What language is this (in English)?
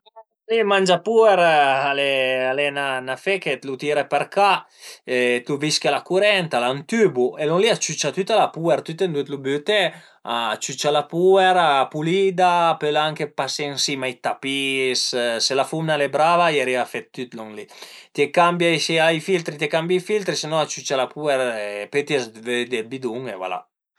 Piedmontese